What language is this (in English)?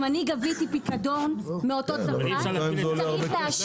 Hebrew